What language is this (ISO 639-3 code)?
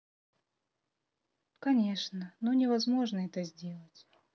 rus